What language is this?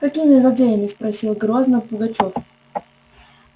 Russian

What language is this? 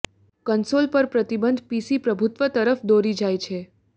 Gujarati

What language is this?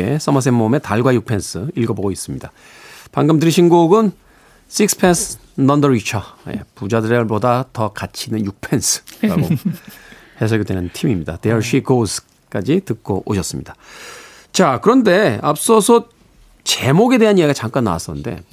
Korean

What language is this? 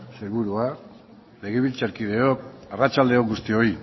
Basque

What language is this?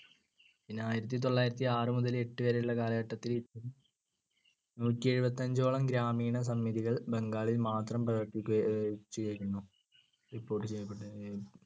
Malayalam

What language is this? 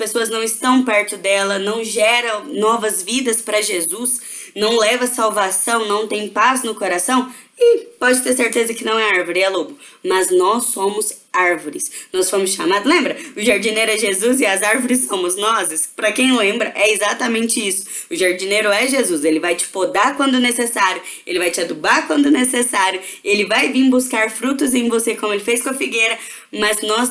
Portuguese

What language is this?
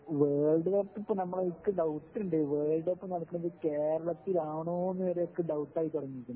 Malayalam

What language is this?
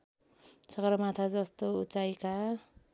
Nepali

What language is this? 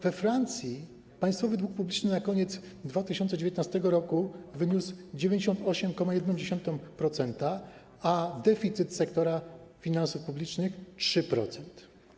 Polish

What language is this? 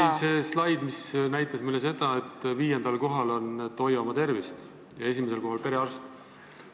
Estonian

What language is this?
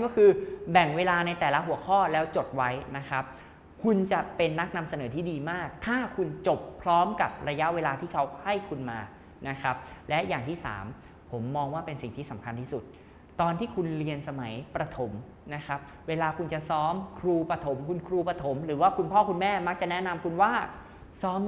Thai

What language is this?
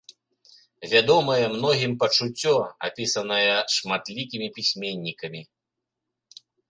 Belarusian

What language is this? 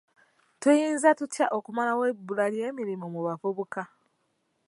Ganda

